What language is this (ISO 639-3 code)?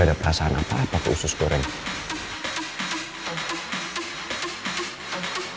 ind